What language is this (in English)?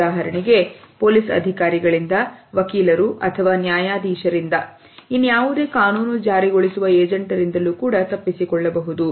Kannada